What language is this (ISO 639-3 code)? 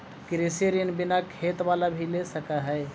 mag